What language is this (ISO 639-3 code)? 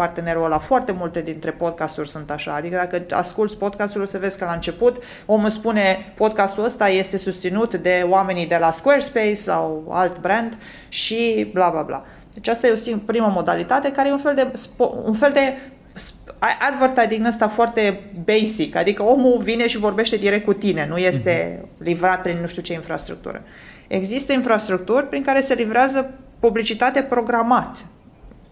ron